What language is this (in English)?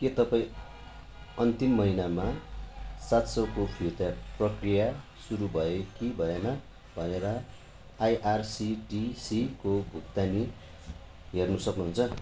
Nepali